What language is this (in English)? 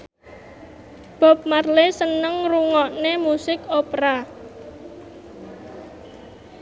Javanese